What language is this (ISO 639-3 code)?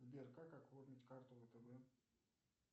rus